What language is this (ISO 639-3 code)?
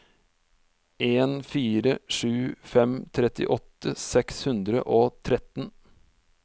nor